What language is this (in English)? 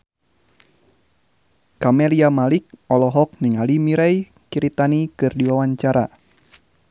Sundanese